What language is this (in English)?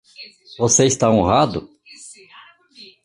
Portuguese